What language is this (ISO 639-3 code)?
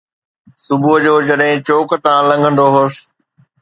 snd